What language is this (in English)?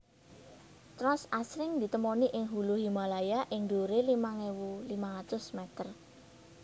Javanese